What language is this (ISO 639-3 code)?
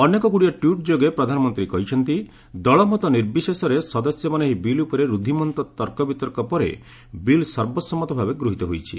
ori